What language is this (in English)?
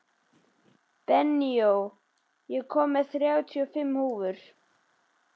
Icelandic